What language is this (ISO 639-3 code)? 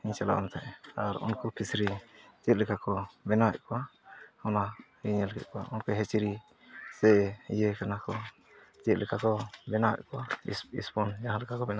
sat